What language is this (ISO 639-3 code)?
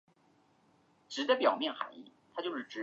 zho